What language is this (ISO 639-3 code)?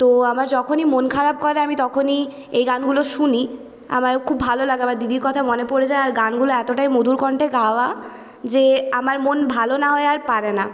ben